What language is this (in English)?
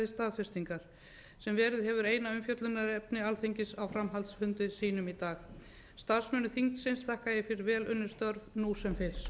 Icelandic